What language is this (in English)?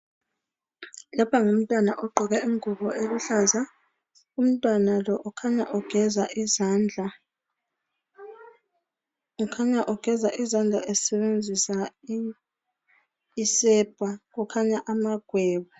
North Ndebele